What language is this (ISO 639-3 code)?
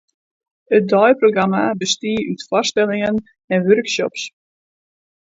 fry